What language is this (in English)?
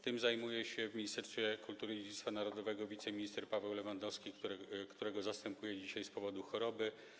Polish